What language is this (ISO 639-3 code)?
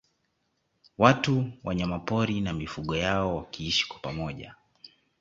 swa